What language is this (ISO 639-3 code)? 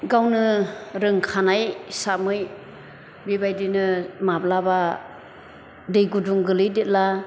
brx